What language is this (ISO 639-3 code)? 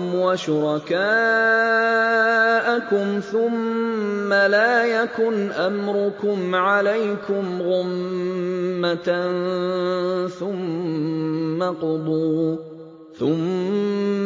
ara